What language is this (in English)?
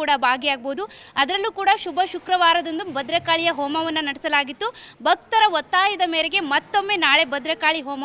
Russian